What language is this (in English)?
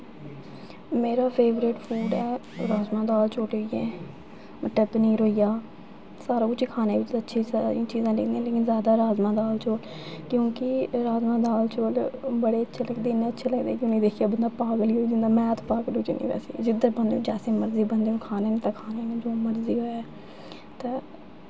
Dogri